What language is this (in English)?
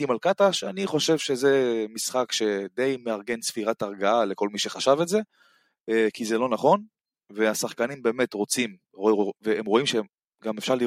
Hebrew